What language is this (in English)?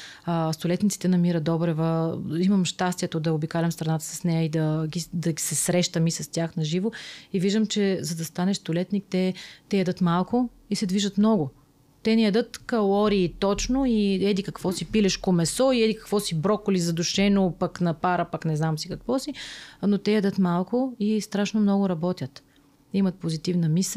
Bulgarian